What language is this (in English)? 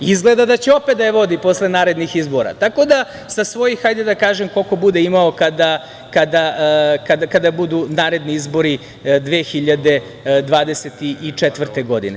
Serbian